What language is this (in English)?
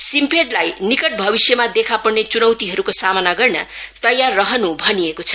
Nepali